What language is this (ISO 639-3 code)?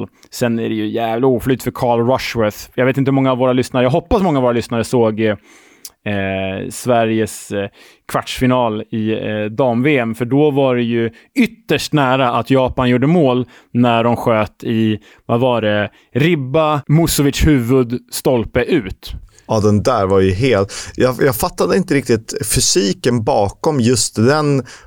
swe